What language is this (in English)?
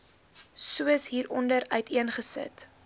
Afrikaans